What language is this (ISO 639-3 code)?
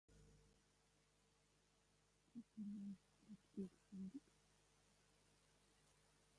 lav